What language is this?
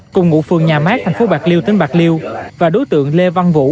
Vietnamese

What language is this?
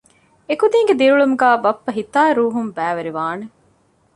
Divehi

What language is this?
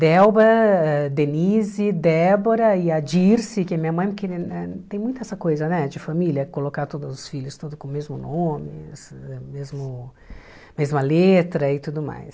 Portuguese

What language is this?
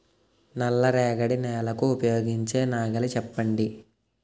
Telugu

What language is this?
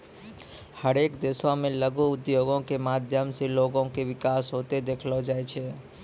Maithili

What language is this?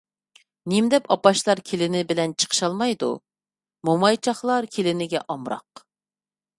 Uyghur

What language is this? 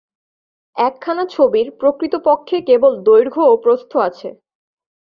Bangla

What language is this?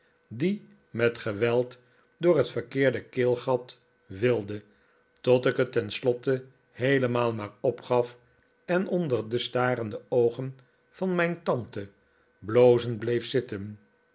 Dutch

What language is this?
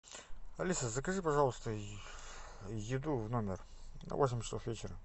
Russian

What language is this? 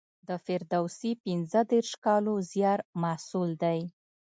Pashto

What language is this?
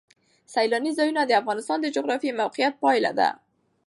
Pashto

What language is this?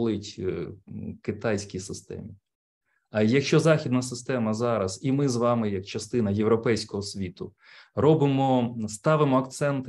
Ukrainian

